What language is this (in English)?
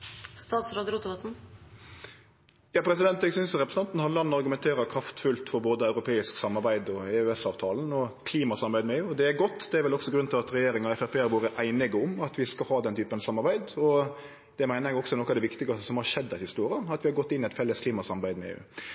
Norwegian Nynorsk